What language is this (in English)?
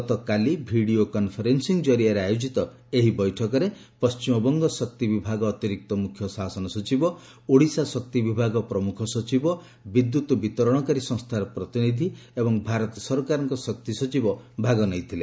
Odia